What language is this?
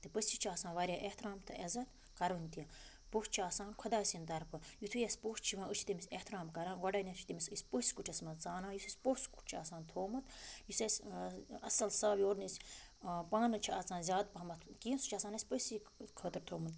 Kashmiri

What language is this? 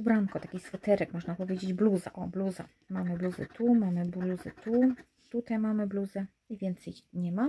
Polish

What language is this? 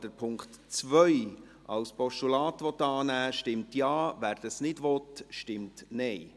Swiss German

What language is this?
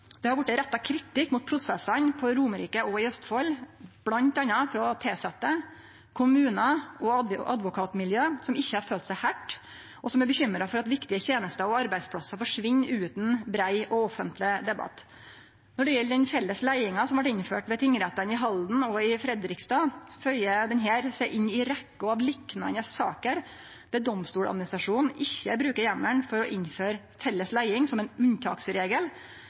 Norwegian Nynorsk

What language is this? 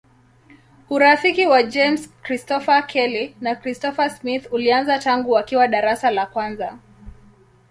Swahili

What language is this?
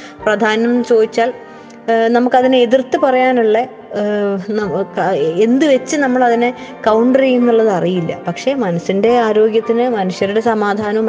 Malayalam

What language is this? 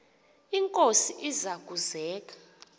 Xhosa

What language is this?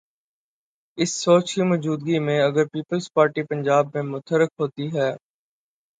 Urdu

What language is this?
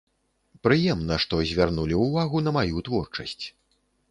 Belarusian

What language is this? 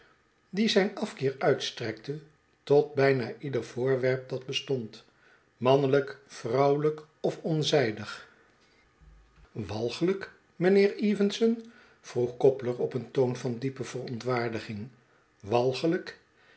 Dutch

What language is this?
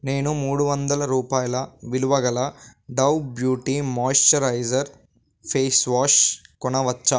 Telugu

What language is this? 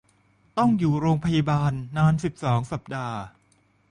Thai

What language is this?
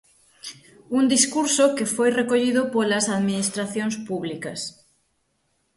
Galician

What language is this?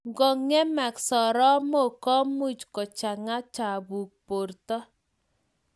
Kalenjin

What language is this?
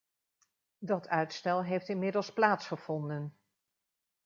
Dutch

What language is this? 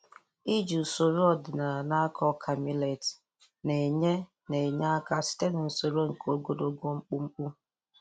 Igbo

